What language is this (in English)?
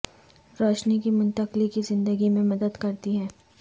Urdu